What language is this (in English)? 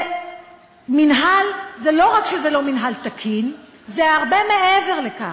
Hebrew